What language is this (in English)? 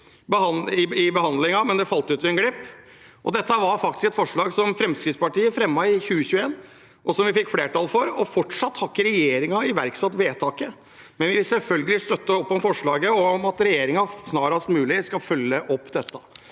Norwegian